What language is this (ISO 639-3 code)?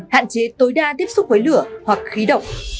vie